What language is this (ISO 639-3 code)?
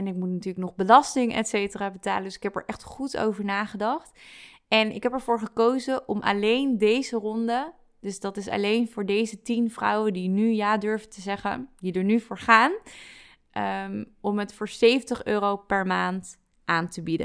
nld